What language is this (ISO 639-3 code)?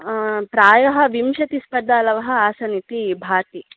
san